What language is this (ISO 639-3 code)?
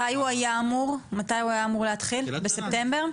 heb